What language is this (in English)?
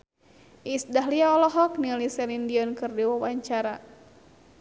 Sundanese